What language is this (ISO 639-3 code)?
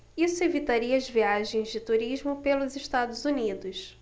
por